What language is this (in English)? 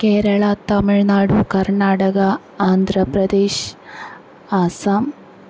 Malayalam